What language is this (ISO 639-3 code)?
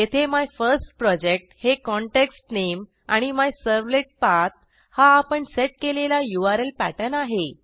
mar